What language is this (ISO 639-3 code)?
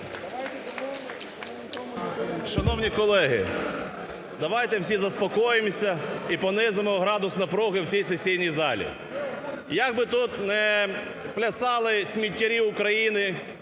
ukr